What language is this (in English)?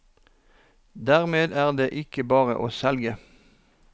Norwegian